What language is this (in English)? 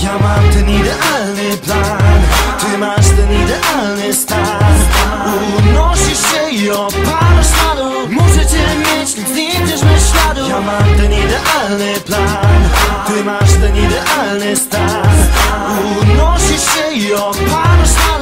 Polish